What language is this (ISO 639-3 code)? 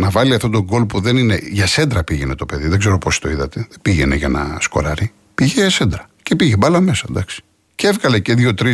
ell